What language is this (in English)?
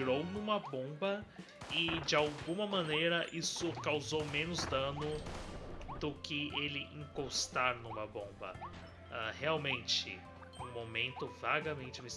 Portuguese